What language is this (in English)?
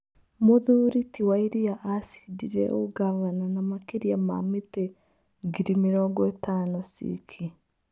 Kikuyu